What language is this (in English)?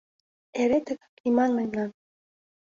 Mari